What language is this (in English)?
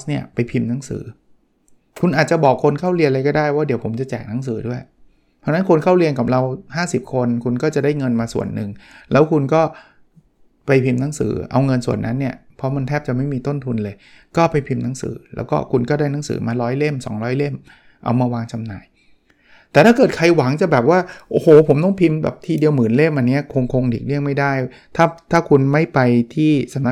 Thai